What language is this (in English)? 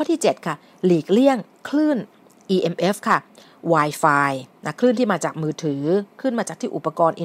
Thai